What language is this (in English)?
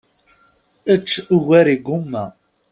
Kabyle